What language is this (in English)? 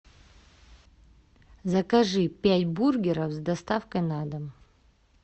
Russian